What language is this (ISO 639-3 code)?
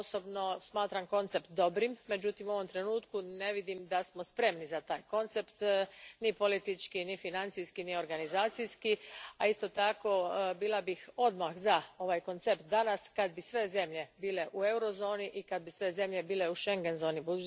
hrv